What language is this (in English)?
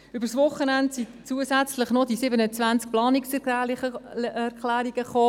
Swiss German